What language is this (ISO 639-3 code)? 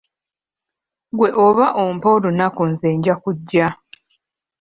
lug